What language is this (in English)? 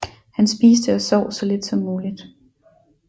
Danish